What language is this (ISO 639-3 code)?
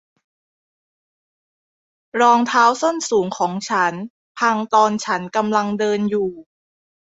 tha